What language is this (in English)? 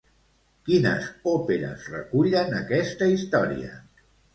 Catalan